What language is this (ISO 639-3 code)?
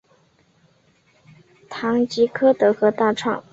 zho